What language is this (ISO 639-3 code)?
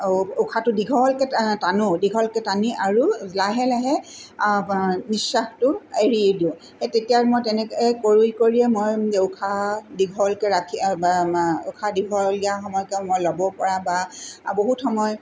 asm